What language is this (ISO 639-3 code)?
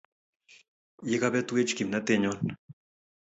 kln